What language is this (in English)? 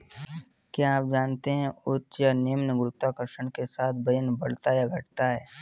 Hindi